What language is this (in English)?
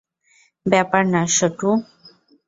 Bangla